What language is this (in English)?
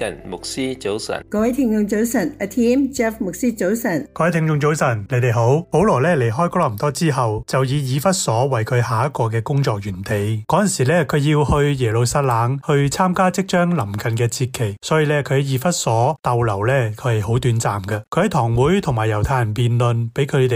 Chinese